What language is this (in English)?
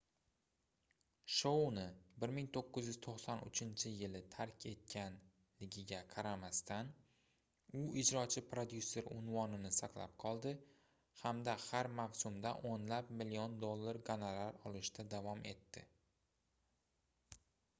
Uzbek